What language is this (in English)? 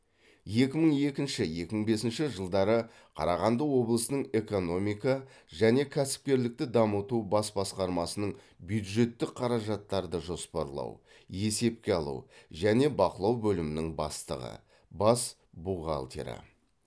Kazakh